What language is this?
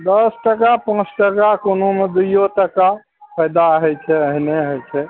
Maithili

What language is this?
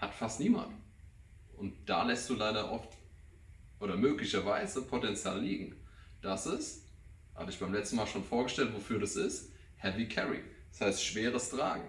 German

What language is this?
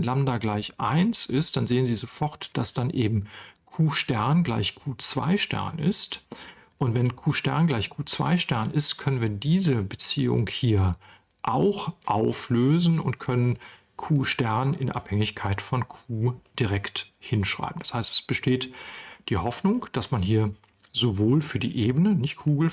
German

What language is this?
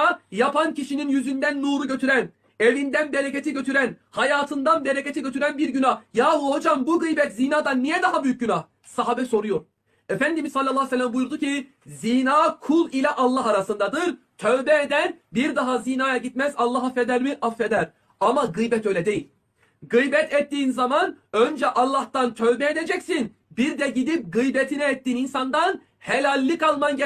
Turkish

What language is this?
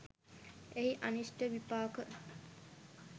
Sinhala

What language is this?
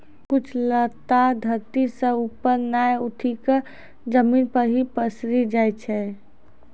Maithili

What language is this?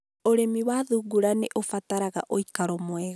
Kikuyu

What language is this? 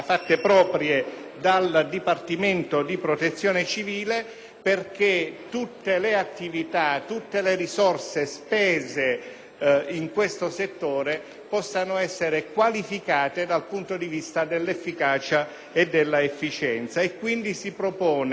Italian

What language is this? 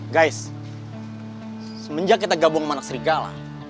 Indonesian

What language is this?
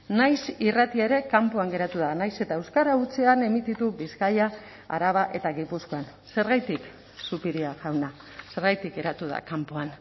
Basque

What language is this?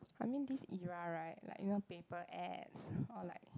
English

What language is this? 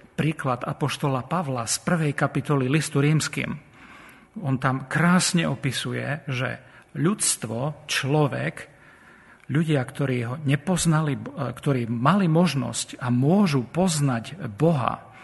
Slovak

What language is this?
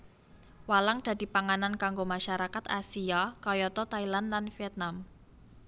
Javanese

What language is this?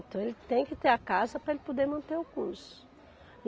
Portuguese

